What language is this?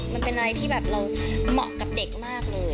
Thai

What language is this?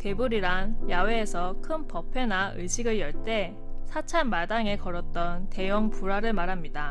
Korean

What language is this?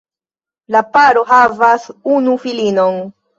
Esperanto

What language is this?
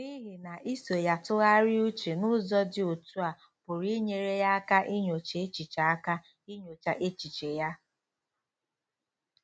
Igbo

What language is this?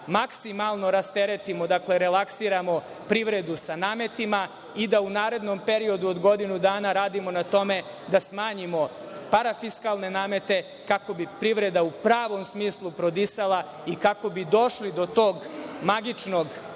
Serbian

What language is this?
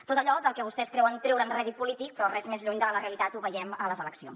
Catalan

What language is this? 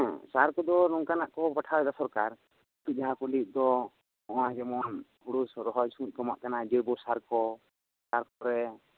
Santali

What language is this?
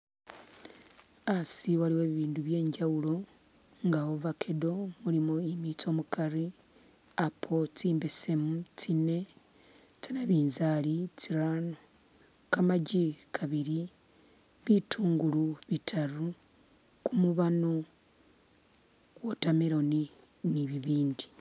Masaaba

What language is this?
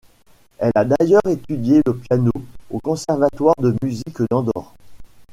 French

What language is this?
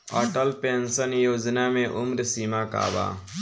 Bhojpuri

